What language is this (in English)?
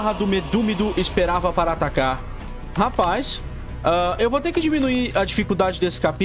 Portuguese